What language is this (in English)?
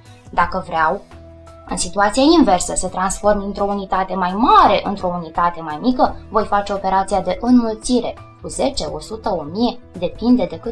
Romanian